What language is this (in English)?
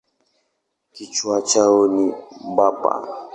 Swahili